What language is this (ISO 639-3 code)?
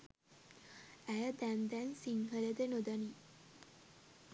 sin